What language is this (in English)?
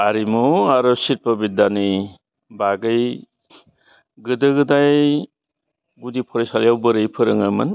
Bodo